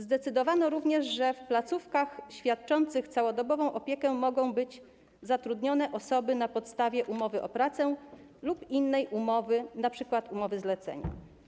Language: Polish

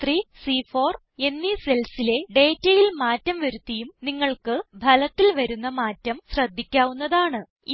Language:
Malayalam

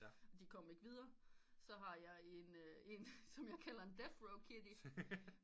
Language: Danish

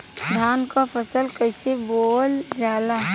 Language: Bhojpuri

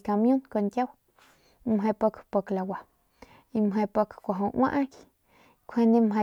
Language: Northern Pame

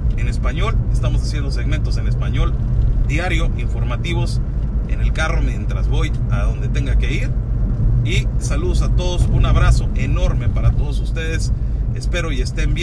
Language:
Spanish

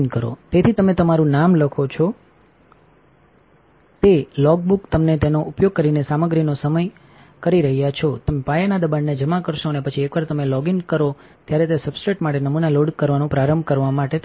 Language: Gujarati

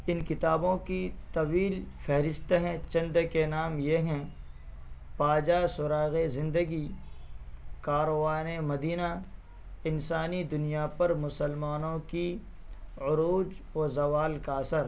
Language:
Urdu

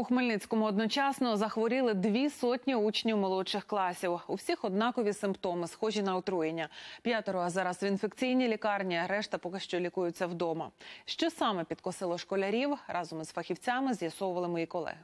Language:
Ukrainian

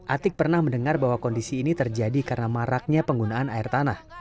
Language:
Indonesian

